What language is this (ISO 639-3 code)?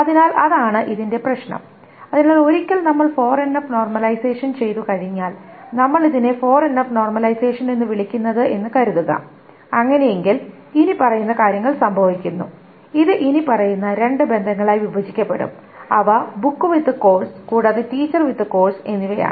mal